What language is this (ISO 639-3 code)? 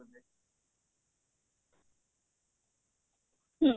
ori